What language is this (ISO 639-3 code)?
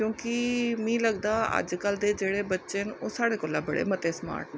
doi